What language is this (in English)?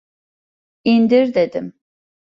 Turkish